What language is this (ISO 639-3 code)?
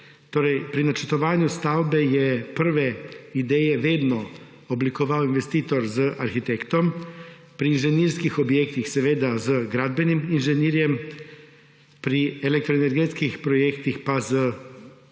slv